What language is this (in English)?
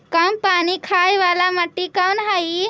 Magahi